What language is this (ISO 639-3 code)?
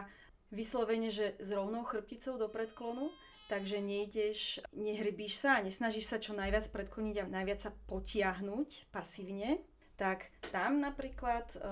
slk